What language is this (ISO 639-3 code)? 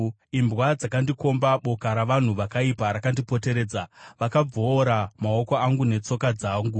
sna